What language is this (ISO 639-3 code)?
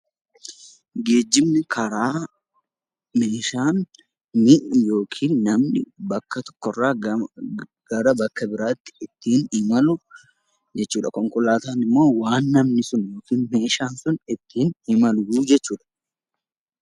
orm